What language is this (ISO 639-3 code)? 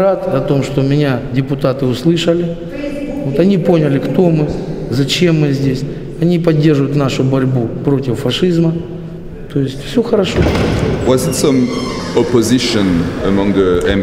rus